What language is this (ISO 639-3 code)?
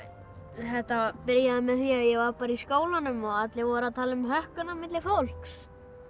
isl